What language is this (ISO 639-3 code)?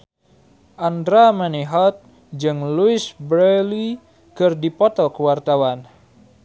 sun